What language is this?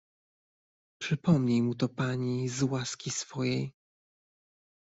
Polish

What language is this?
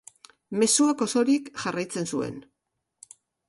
Basque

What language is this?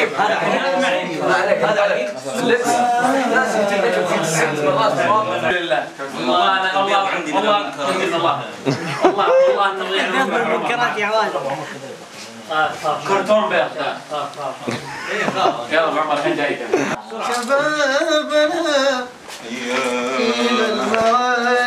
Arabic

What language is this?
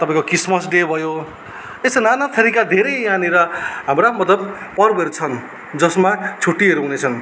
Nepali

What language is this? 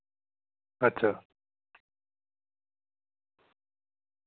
Dogri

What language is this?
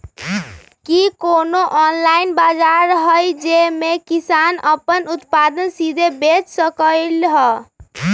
Magahi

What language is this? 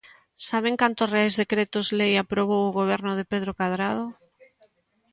Galician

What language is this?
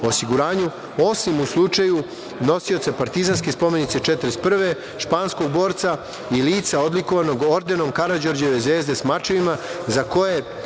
Serbian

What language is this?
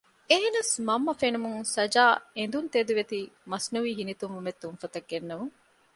Divehi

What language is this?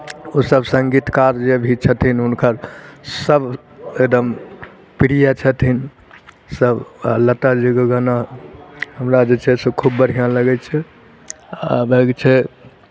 Maithili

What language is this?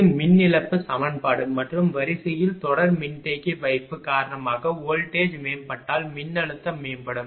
Tamil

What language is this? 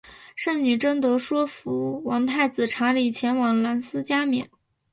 Chinese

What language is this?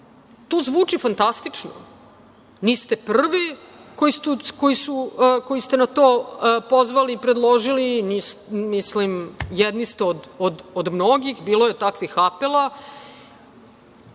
Serbian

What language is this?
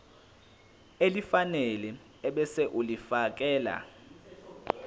Zulu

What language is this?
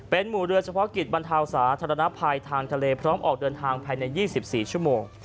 Thai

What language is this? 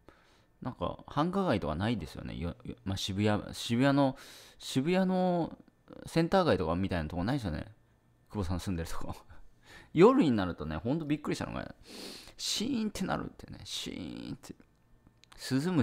Japanese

